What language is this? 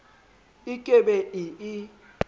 Southern Sotho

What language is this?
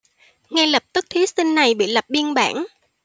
Vietnamese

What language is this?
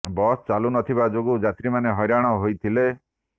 Odia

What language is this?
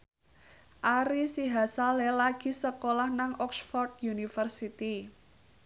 Javanese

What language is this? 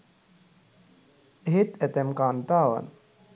Sinhala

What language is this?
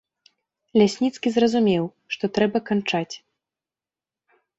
Belarusian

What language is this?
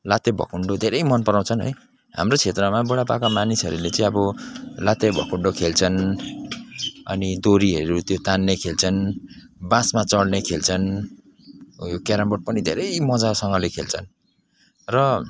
Nepali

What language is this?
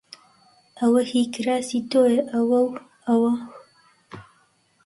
Central Kurdish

